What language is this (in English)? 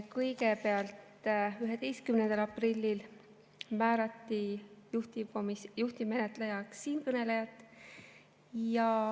Estonian